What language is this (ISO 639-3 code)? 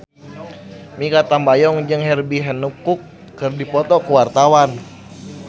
sun